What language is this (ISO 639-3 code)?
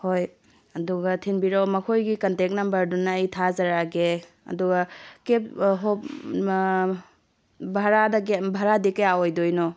mni